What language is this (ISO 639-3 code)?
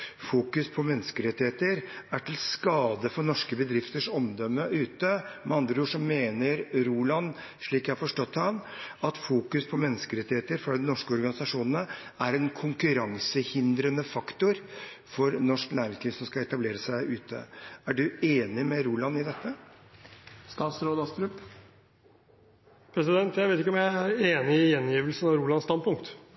nor